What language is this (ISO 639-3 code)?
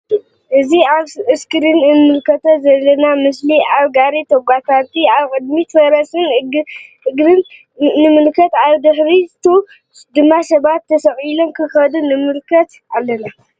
tir